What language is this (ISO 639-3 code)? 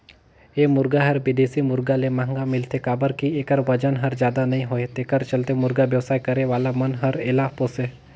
hne